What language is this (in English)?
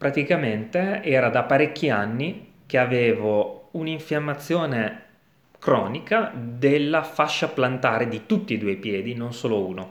Italian